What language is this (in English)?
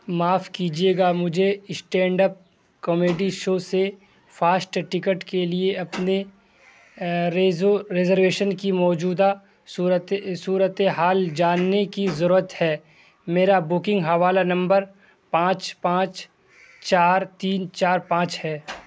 Urdu